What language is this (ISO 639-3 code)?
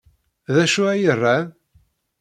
kab